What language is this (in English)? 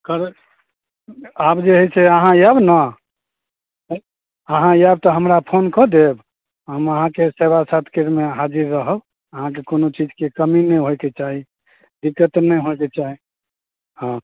Maithili